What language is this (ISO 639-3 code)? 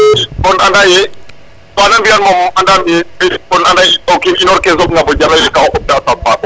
srr